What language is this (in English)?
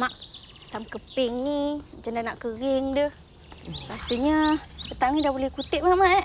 Malay